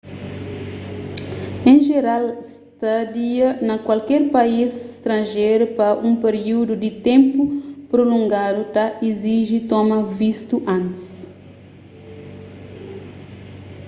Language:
Kabuverdianu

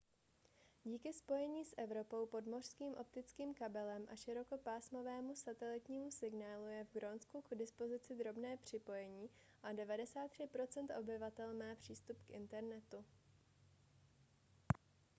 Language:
Czech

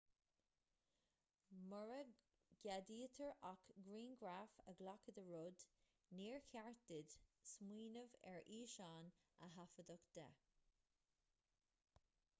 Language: Irish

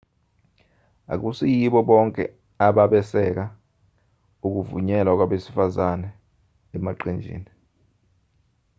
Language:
Zulu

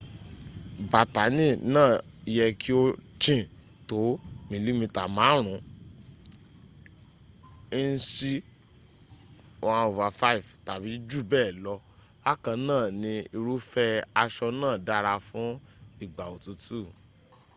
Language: Yoruba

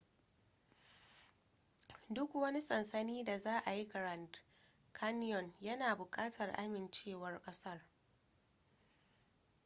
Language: Hausa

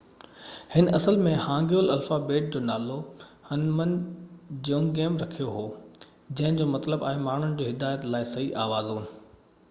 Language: Sindhi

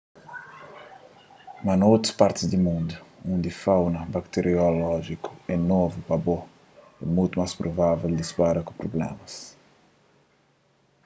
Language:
Kabuverdianu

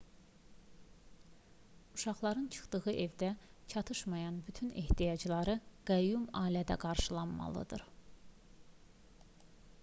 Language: Azerbaijani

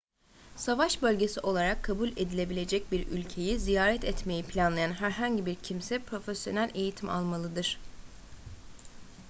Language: Turkish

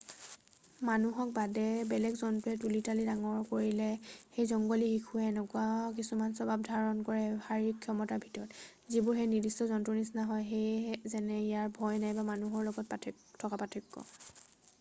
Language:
Assamese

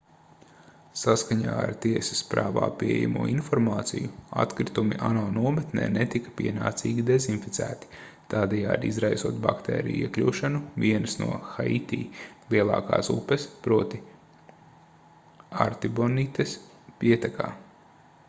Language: Latvian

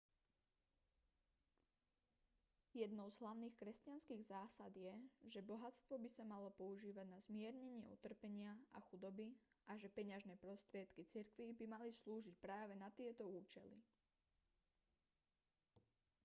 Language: Slovak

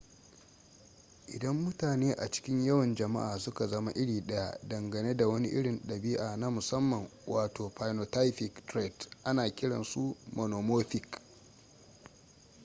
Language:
Hausa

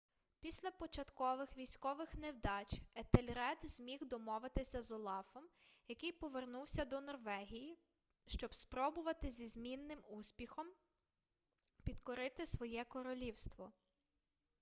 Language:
Ukrainian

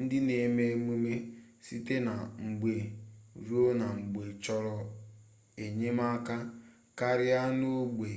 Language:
Igbo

